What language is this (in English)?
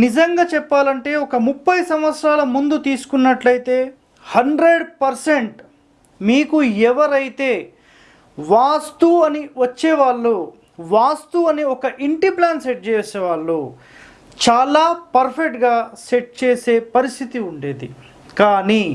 Telugu